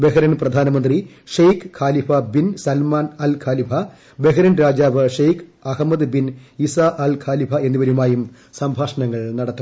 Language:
Malayalam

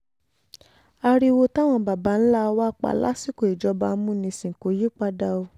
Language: Yoruba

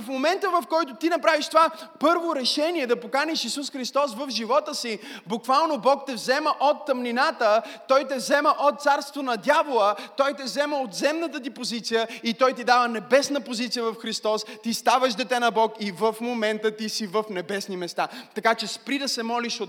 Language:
Bulgarian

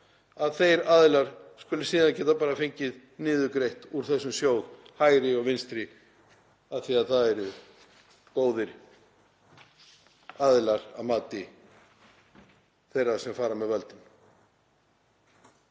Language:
Icelandic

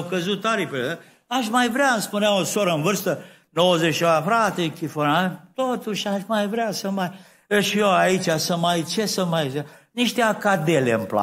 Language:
Romanian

